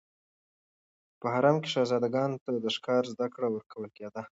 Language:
Pashto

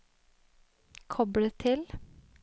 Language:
Norwegian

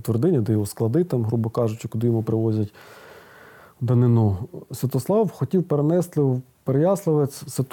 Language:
Ukrainian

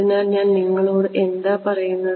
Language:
Malayalam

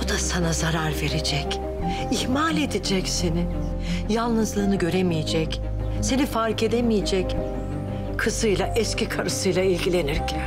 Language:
Turkish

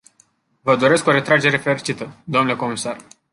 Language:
Romanian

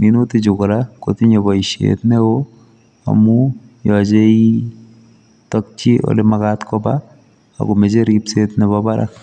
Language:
Kalenjin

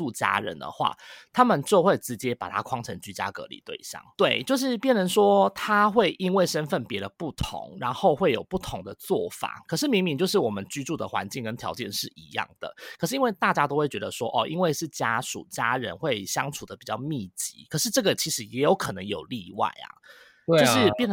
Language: Chinese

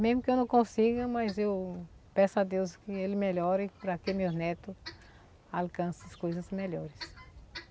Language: Portuguese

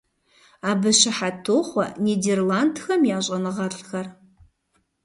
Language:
Kabardian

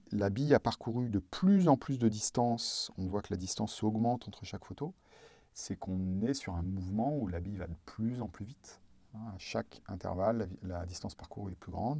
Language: French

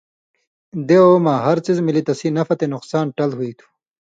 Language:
Indus Kohistani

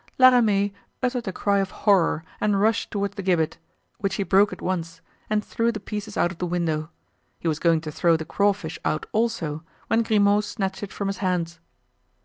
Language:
English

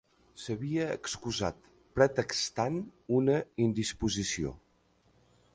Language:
Catalan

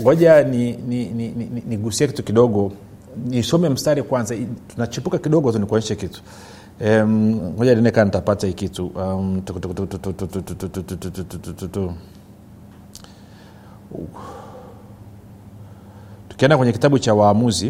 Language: Swahili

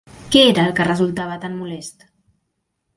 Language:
Catalan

